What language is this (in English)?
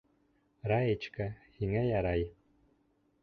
Bashkir